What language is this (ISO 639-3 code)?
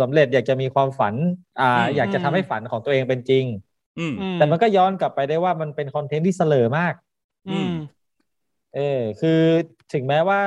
tha